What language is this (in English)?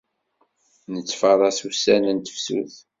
Kabyle